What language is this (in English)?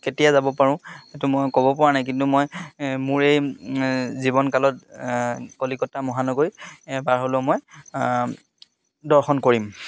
Assamese